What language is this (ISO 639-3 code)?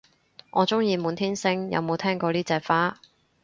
yue